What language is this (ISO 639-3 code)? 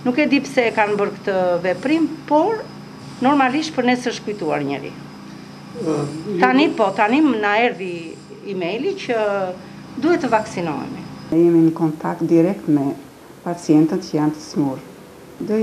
ron